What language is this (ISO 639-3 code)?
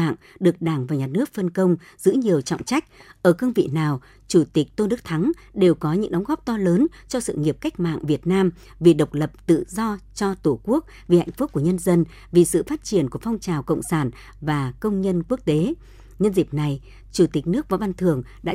vie